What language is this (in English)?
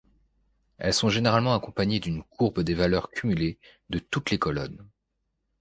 French